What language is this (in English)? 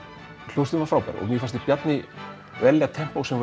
Icelandic